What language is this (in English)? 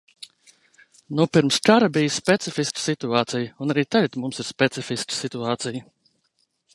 Latvian